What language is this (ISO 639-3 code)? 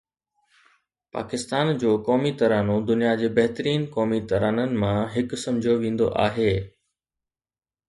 snd